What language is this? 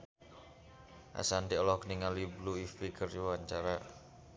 Sundanese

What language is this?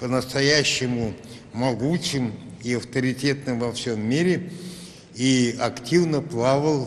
Russian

